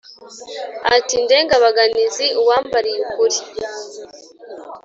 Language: Kinyarwanda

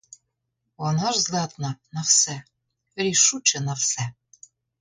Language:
Ukrainian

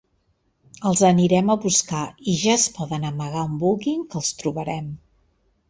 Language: Catalan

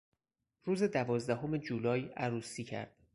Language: Persian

